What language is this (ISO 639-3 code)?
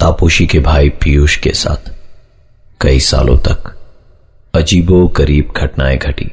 hin